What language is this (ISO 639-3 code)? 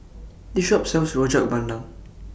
eng